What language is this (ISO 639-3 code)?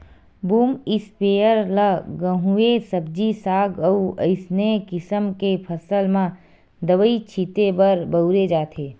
hne